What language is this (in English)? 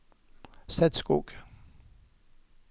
Norwegian